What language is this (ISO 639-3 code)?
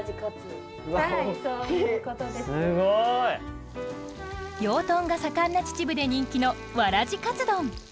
jpn